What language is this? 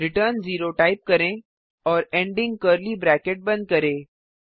Hindi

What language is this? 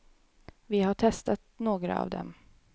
Swedish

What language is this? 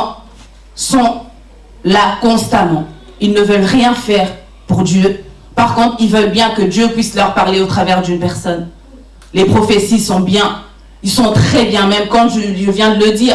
French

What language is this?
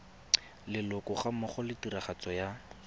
Tswana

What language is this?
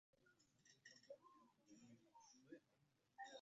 Arabic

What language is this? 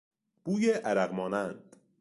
Persian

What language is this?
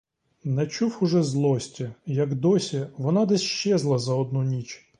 Ukrainian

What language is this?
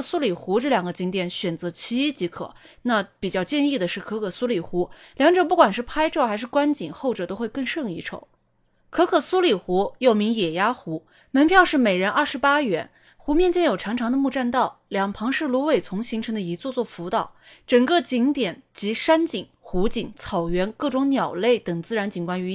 Chinese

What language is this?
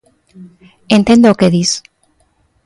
Galician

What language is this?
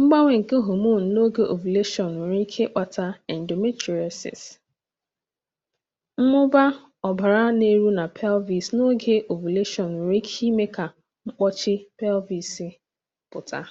Igbo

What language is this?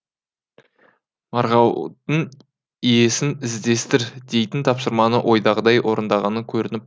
Kazakh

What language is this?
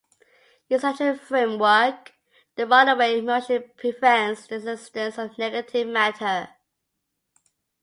English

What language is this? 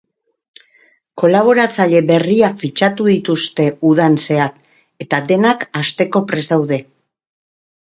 Basque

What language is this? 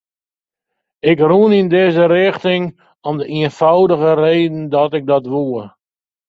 Western Frisian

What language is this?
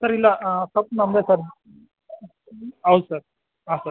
Kannada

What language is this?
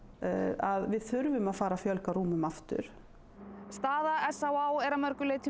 Icelandic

